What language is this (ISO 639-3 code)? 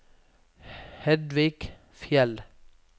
nor